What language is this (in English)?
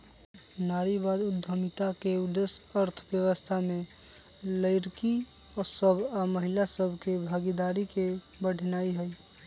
Magahi